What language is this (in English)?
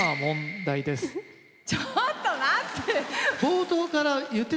Japanese